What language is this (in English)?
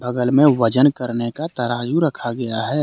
Hindi